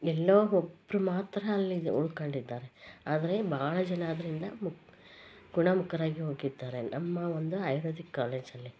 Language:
Kannada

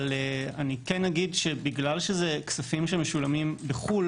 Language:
Hebrew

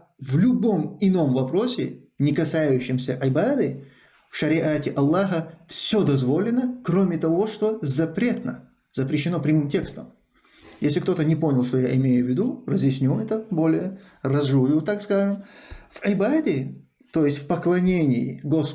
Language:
Russian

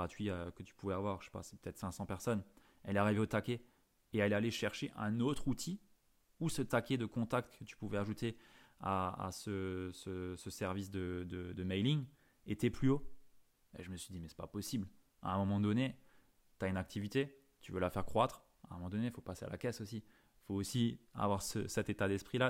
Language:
French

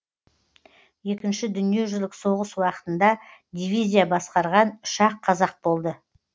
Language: Kazakh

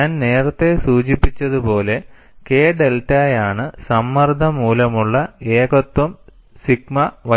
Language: Malayalam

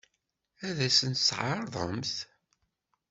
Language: Kabyle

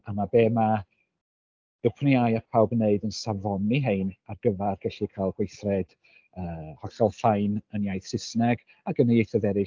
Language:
Welsh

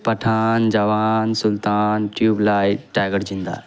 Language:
Urdu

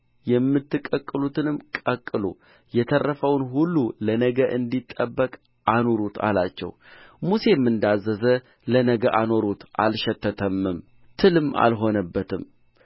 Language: Amharic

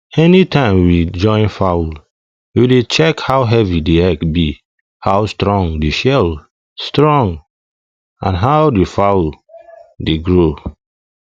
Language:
Nigerian Pidgin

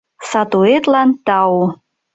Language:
Mari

